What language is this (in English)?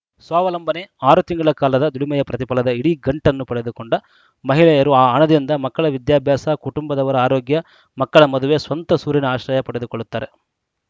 Kannada